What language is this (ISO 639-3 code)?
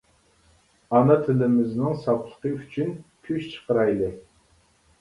uig